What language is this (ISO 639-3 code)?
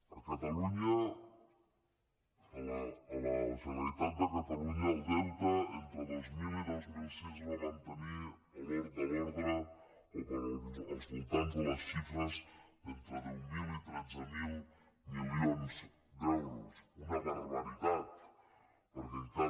cat